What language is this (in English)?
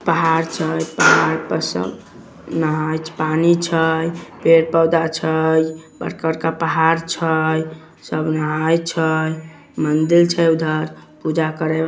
Magahi